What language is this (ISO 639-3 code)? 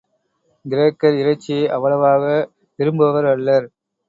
tam